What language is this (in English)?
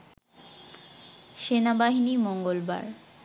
Bangla